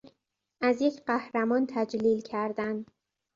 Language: Persian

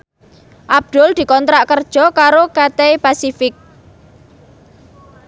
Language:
Javanese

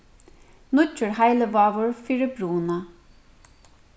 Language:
Faroese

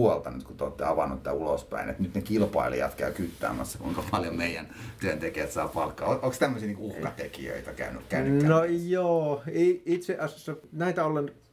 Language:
Finnish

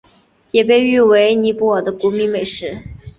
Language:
Chinese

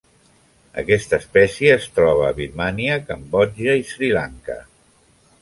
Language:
Catalan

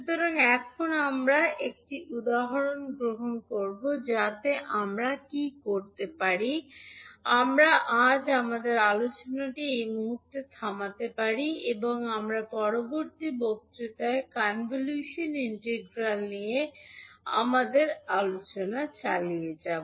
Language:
Bangla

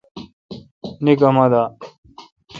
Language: Kalkoti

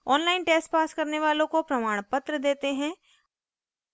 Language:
Hindi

